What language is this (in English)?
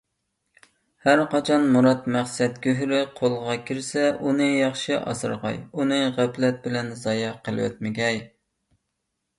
Uyghur